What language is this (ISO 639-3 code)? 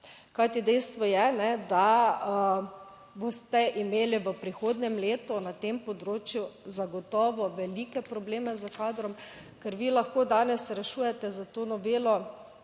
slv